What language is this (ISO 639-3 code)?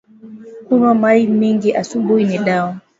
swa